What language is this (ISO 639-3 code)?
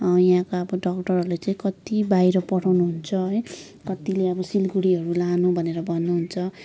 nep